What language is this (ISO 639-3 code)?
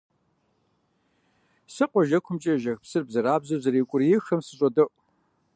kbd